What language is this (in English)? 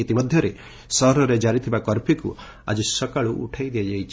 Odia